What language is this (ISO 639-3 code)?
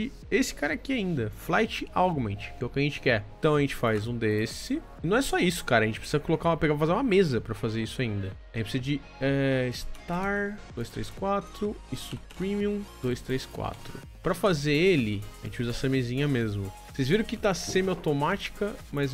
por